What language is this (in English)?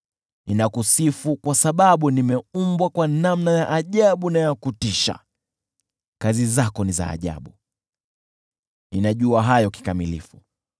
Swahili